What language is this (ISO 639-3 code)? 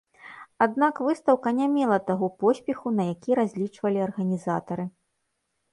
bel